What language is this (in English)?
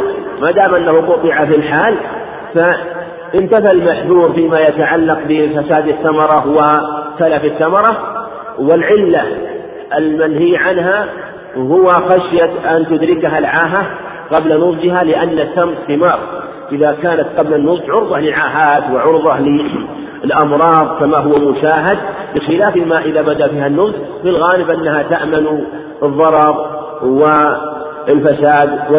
Arabic